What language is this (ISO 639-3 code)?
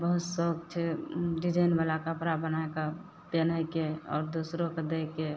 mai